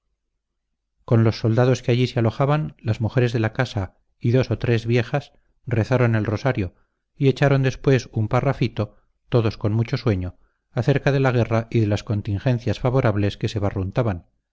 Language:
Spanish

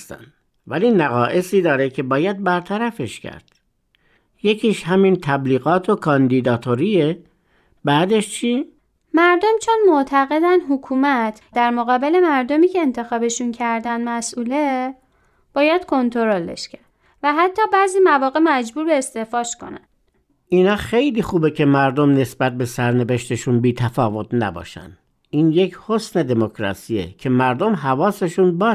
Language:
Persian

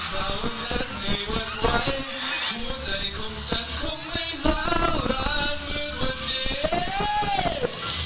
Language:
Thai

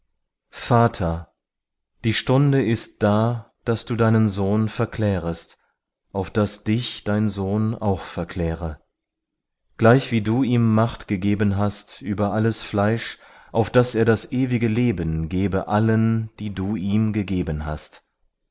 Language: German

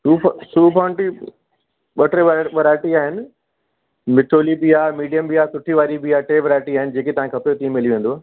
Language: Sindhi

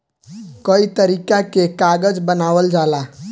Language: Bhojpuri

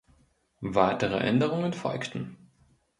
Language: German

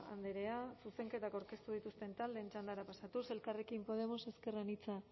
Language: Basque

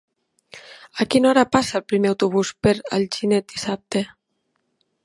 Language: Catalan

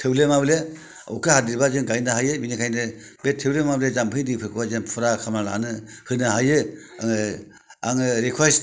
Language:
Bodo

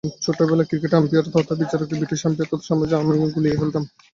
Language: Bangla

